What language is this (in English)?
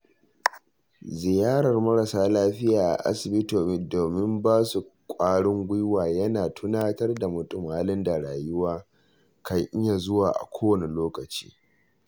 Hausa